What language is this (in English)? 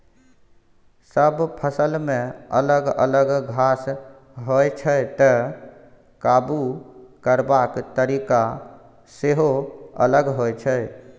Maithili